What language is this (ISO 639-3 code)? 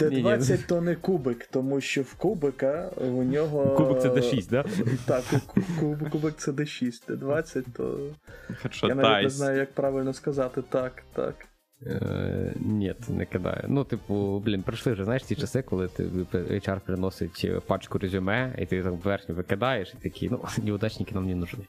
ukr